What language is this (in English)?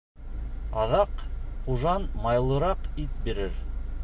Bashkir